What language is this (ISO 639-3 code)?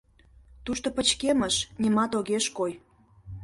chm